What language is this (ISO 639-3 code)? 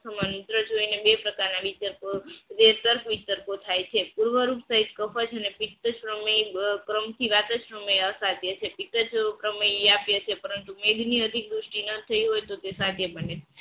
guj